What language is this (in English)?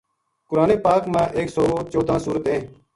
Gujari